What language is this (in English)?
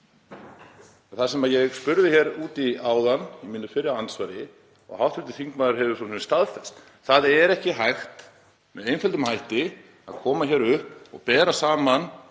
Icelandic